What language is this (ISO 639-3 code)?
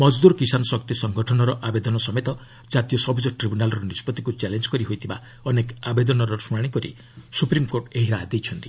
ori